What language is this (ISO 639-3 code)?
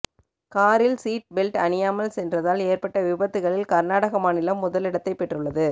tam